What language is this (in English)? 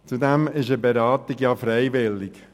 Swiss German